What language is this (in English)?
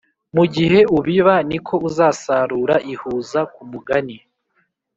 Kinyarwanda